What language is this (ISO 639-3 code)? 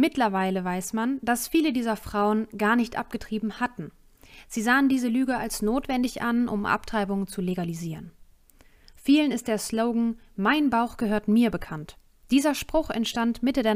deu